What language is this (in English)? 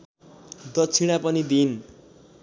Nepali